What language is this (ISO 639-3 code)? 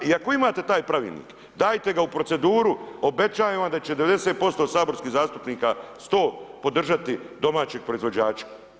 hrv